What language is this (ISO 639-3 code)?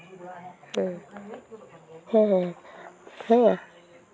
sat